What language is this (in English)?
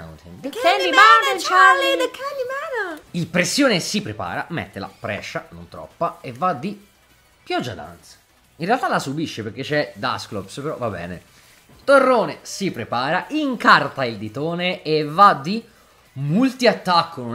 Italian